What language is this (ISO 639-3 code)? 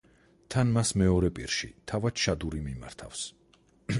kat